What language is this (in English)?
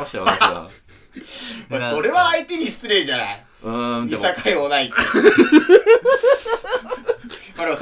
Japanese